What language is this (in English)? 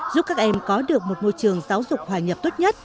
Vietnamese